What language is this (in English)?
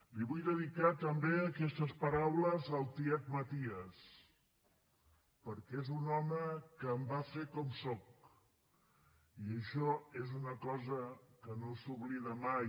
Catalan